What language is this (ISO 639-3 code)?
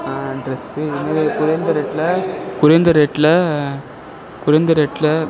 tam